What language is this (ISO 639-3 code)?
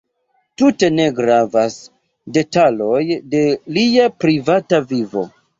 epo